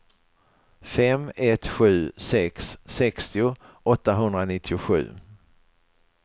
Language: Swedish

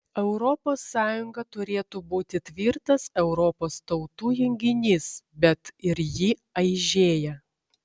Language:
Lithuanian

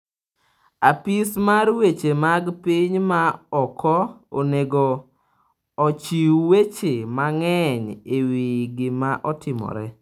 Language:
Luo (Kenya and Tanzania)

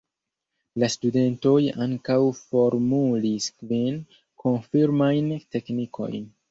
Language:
Esperanto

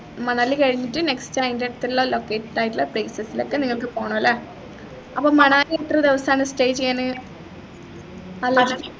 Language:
Malayalam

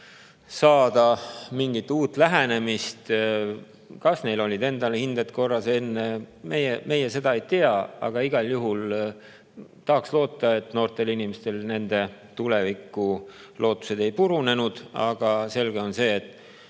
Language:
Estonian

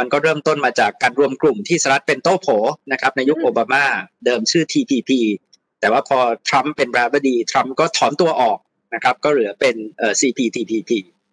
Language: Thai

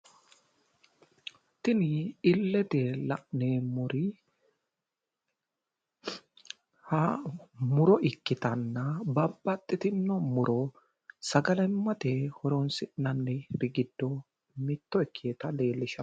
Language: Sidamo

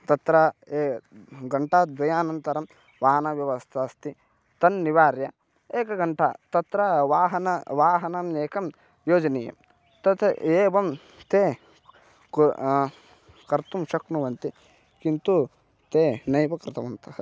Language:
Sanskrit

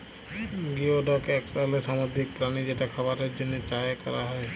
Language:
Bangla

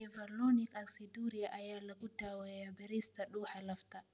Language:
Somali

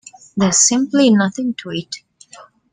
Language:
English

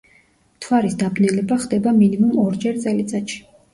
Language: Georgian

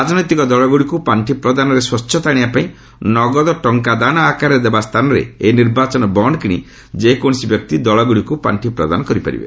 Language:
Odia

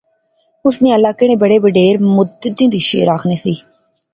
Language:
Pahari-Potwari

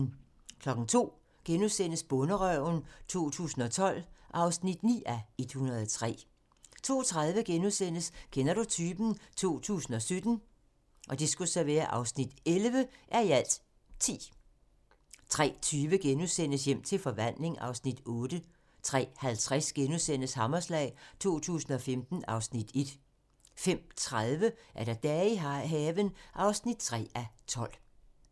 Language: Danish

